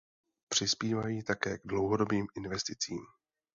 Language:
Czech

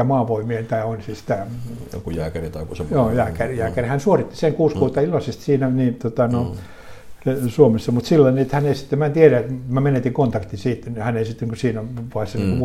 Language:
Finnish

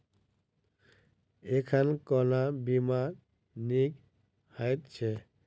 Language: Maithili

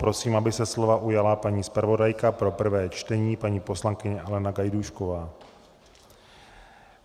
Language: Czech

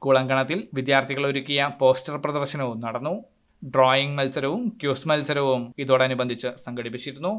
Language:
Malayalam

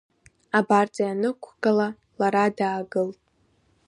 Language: Abkhazian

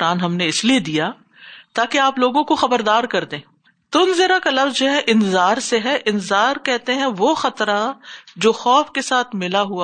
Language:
Urdu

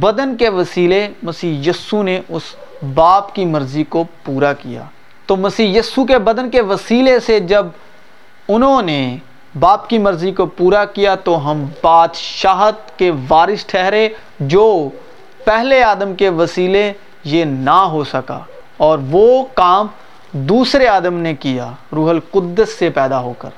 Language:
Urdu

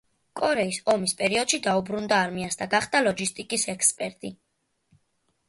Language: Georgian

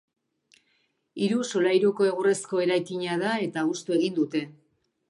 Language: Basque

